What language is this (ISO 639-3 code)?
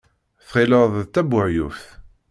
kab